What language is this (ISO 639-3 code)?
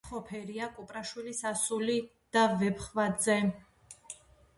kat